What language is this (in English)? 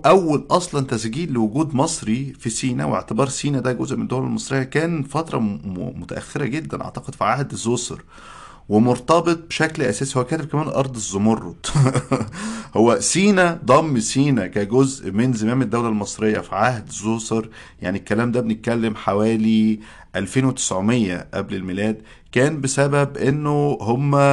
Arabic